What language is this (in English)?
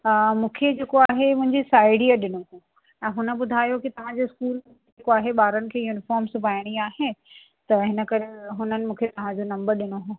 Sindhi